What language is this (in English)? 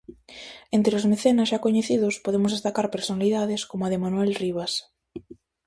Galician